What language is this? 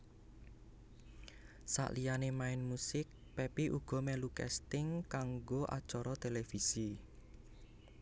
Javanese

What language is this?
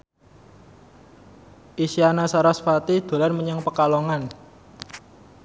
Javanese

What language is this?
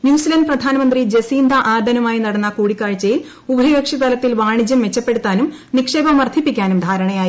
Malayalam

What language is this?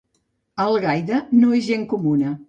Catalan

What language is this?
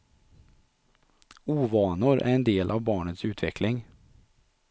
Swedish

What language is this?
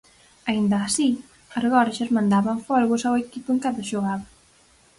Galician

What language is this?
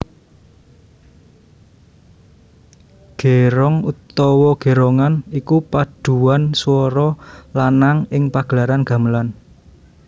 Javanese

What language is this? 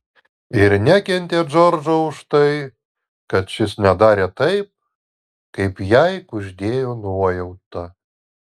Lithuanian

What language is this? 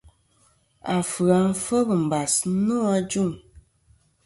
Kom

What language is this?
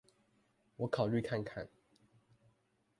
Chinese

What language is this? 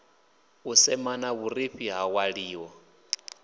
Venda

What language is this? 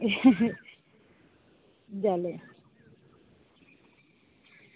Santali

